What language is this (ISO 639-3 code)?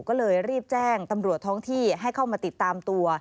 tha